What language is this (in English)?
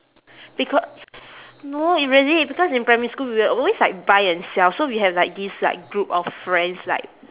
English